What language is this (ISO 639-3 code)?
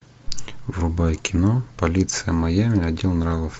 rus